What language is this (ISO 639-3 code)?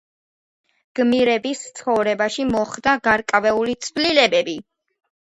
kat